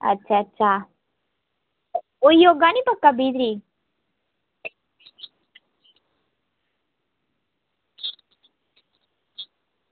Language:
Dogri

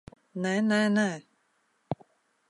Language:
Latvian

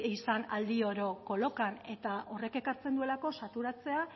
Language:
Basque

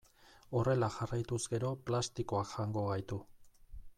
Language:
Basque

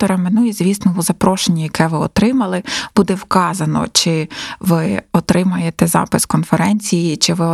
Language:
Ukrainian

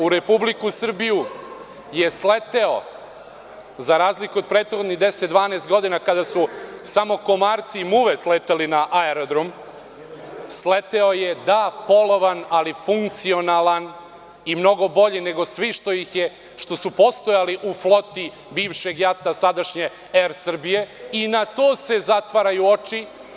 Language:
Serbian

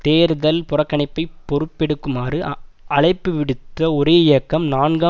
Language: Tamil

